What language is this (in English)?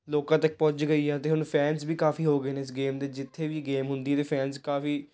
Punjabi